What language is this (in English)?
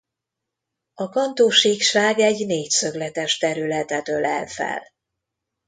Hungarian